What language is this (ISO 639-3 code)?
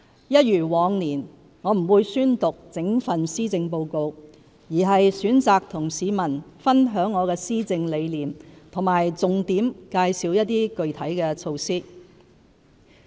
yue